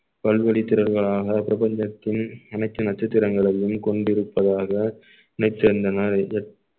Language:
Tamil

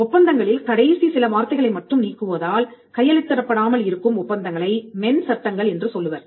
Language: Tamil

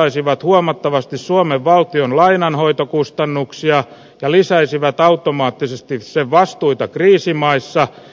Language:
Finnish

